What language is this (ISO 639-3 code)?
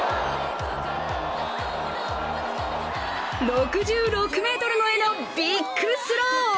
jpn